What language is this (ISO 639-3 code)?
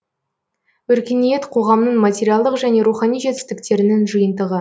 kaz